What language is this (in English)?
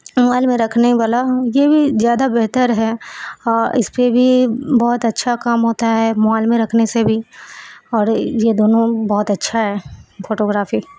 Urdu